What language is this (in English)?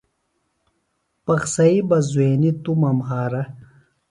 Phalura